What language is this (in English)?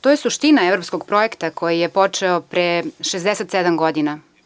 Serbian